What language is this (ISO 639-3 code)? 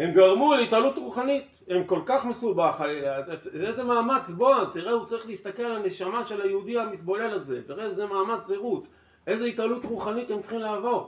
heb